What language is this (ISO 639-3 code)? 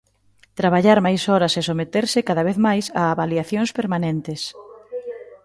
glg